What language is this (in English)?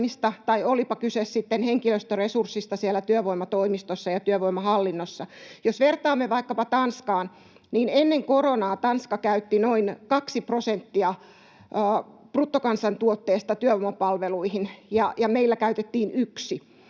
Finnish